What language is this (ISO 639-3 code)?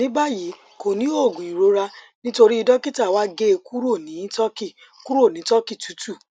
yor